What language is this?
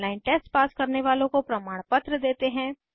Hindi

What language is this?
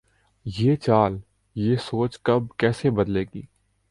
Urdu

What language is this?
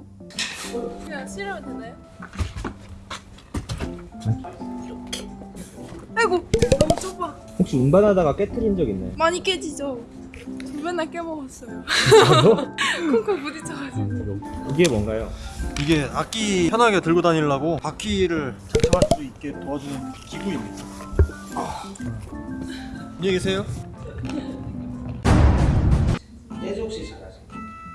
Korean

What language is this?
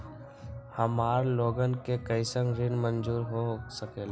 Magahi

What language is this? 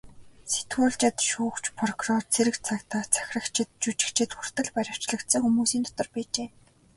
Mongolian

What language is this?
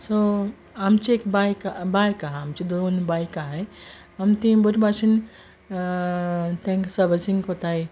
Konkani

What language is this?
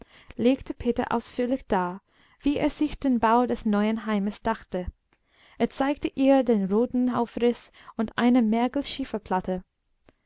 German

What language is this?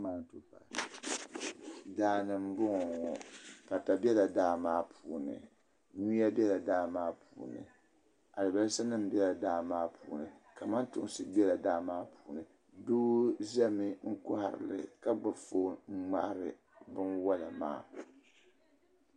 Dagbani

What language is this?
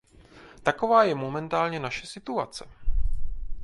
Czech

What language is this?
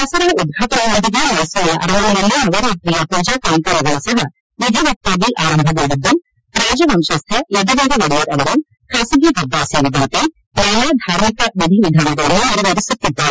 Kannada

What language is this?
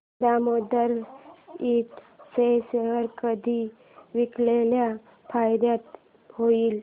Marathi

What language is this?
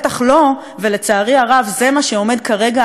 Hebrew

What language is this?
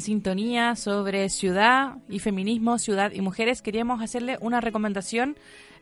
Spanish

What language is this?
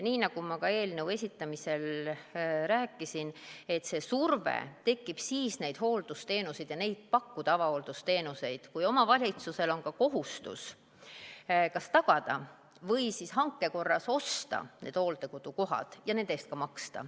Estonian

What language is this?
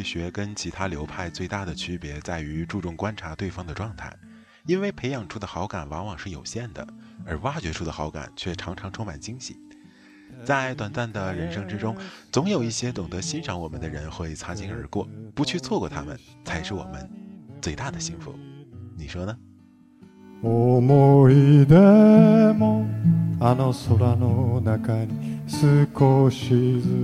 Chinese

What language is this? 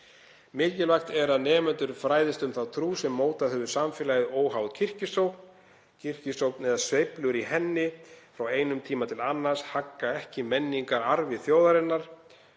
Icelandic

